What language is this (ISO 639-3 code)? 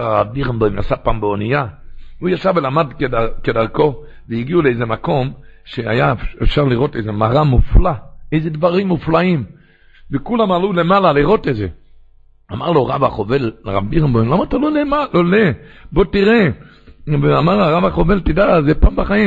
heb